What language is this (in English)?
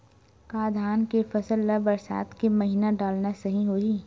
Chhattisgarhi